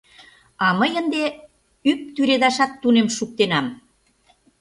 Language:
Mari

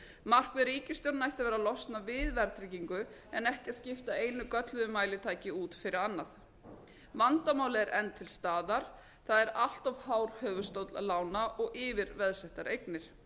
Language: Icelandic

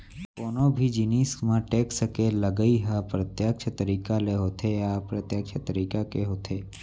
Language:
Chhattisgarhi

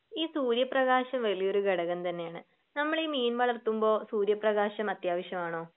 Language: Malayalam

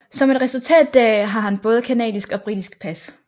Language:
Danish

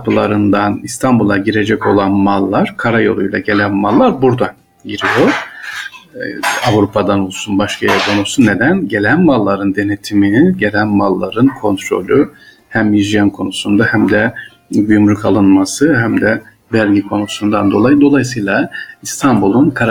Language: Turkish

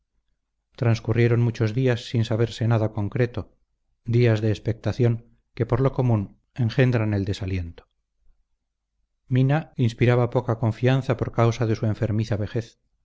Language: Spanish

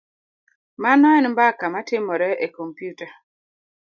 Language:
Luo (Kenya and Tanzania)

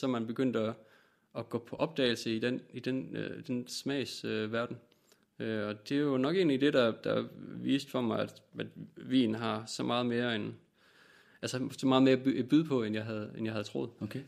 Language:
Danish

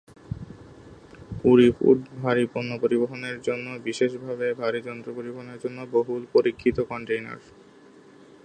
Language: Bangla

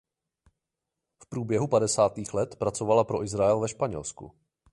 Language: Czech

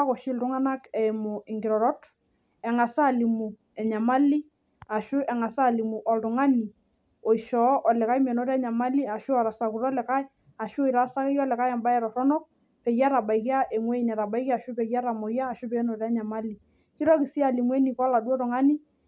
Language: Masai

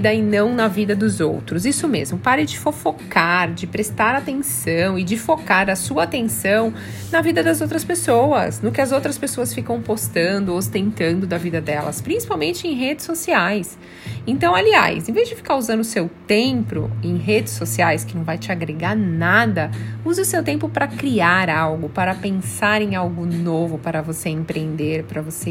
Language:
Portuguese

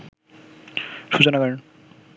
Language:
Bangla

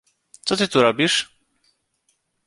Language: Polish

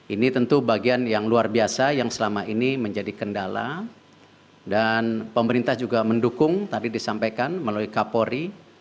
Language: Indonesian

